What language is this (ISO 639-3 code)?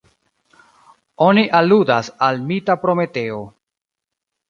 epo